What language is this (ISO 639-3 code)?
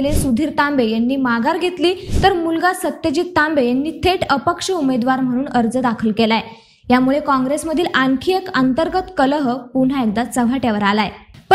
mar